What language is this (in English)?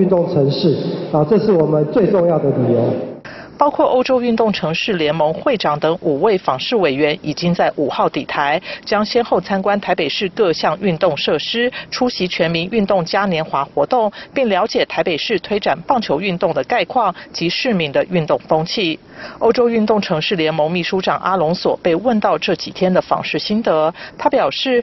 Chinese